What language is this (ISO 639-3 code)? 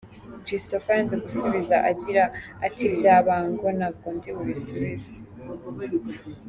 kin